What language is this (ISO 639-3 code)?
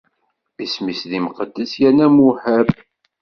kab